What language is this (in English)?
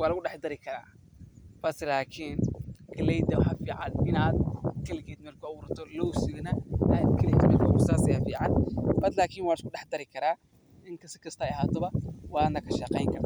Somali